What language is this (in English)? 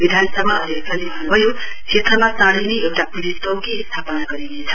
Nepali